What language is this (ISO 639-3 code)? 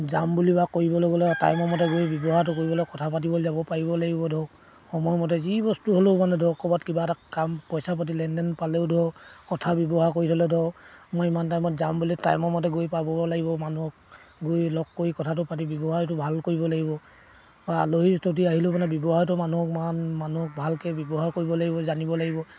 asm